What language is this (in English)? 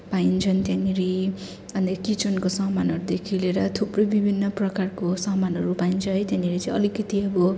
Nepali